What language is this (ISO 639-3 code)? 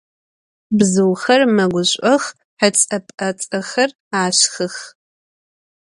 ady